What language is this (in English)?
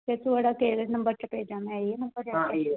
Dogri